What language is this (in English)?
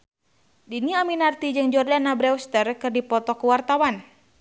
Sundanese